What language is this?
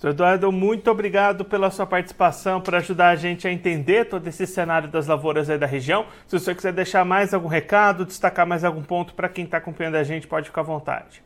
Portuguese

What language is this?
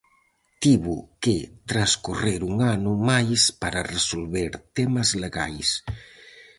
Galician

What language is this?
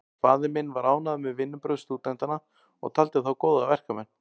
Icelandic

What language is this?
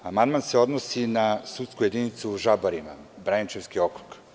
Serbian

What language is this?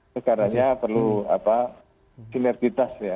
Indonesian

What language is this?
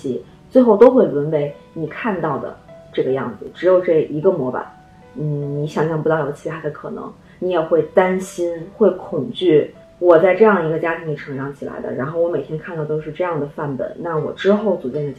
Chinese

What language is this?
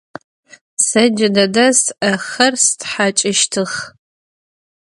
Adyghe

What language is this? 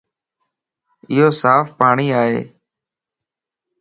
Lasi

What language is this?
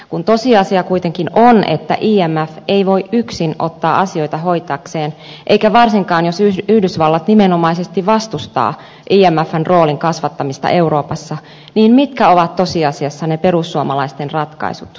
Finnish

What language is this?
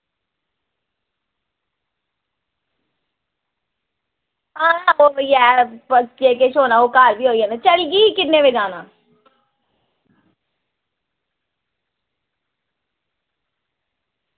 Dogri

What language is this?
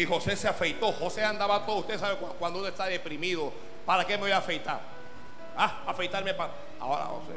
Spanish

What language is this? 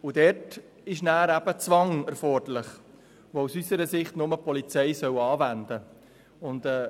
Swiss German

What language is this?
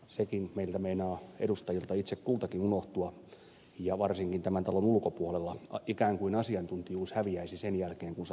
Finnish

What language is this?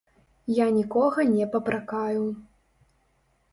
Belarusian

